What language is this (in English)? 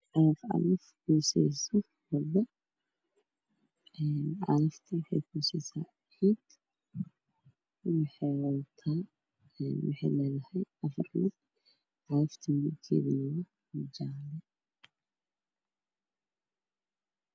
Somali